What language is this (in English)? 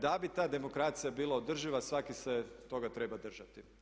Croatian